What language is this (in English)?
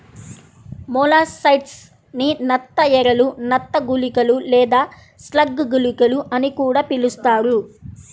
Telugu